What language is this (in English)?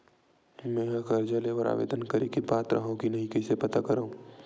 Chhattisgarhi